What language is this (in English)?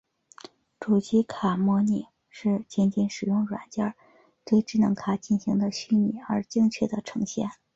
Chinese